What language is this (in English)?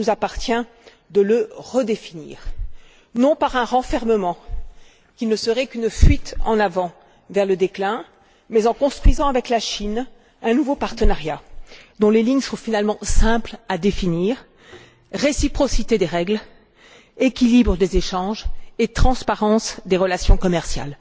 French